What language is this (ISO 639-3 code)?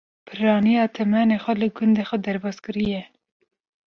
kur